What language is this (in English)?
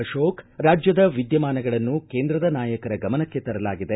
Kannada